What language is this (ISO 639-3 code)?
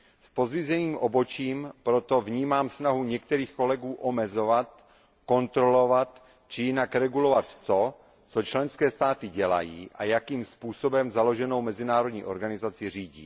ces